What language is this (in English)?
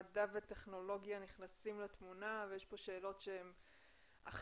Hebrew